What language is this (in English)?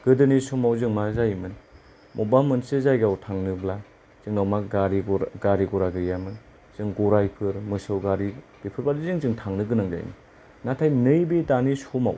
Bodo